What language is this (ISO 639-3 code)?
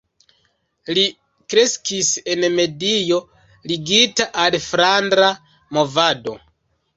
epo